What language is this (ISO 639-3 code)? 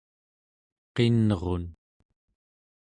esu